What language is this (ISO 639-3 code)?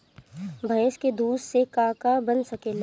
bho